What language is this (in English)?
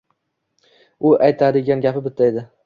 Uzbek